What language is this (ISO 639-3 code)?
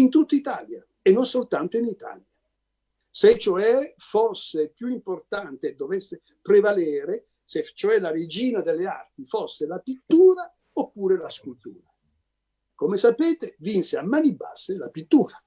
ita